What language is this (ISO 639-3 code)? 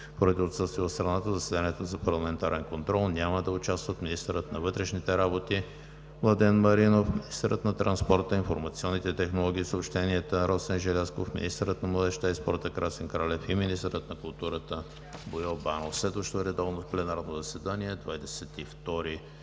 bul